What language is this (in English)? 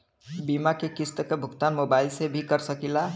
Bhojpuri